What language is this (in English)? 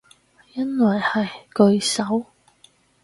Cantonese